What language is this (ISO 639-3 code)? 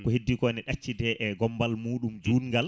ful